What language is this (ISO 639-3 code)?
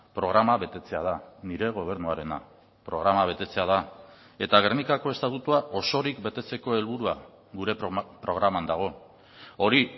eus